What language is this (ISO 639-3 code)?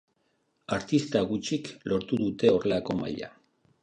eus